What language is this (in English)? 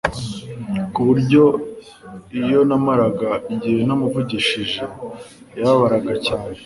Kinyarwanda